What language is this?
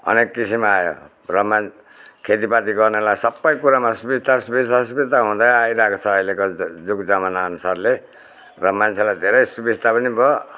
Nepali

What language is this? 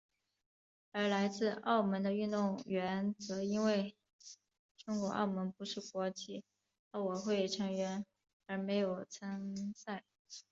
Chinese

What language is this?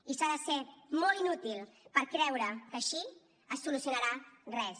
Catalan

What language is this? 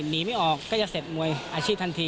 Thai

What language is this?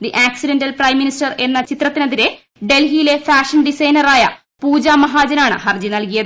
Malayalam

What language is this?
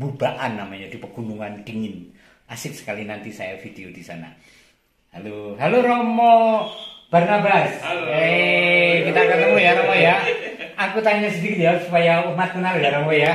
Indonesian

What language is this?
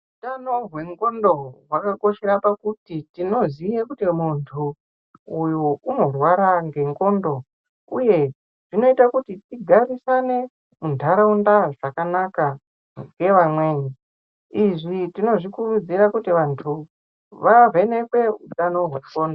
Ndau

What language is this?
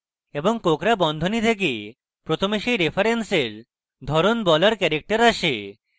Bangla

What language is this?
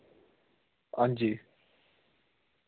Dogri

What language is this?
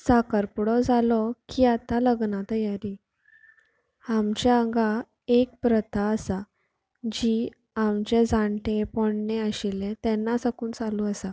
Konkani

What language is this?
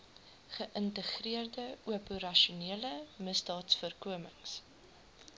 Afrikaans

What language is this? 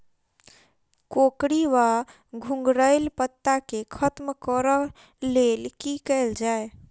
Maithili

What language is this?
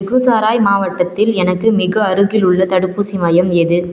Tamil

